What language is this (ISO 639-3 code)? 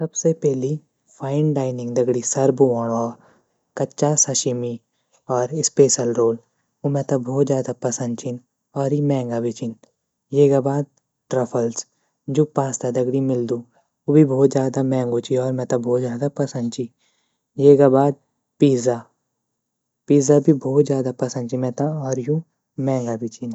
gbm